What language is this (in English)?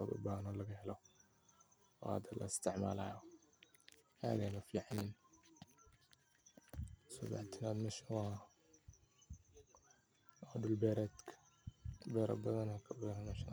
Somali